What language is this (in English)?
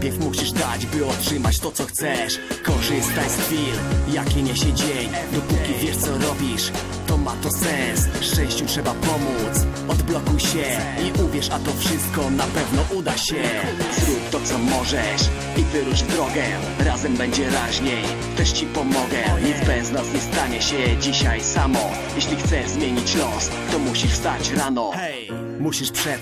Polish